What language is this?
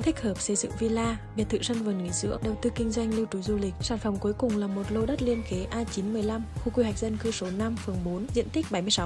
Vietnamese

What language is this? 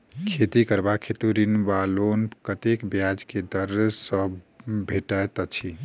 Maithili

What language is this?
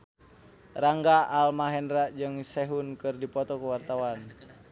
Sundanese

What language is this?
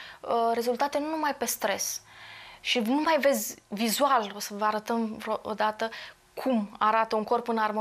Romanian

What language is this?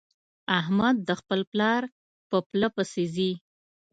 Pashto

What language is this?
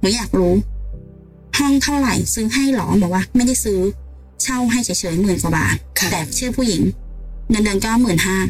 Thai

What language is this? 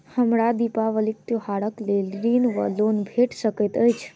Maithili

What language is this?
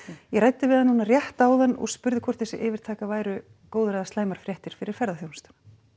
Icelandic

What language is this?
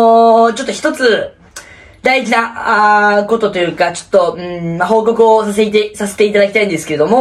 Japanese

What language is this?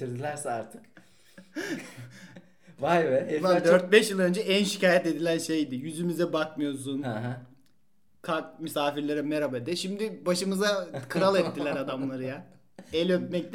Turkish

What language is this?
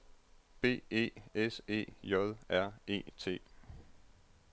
Danish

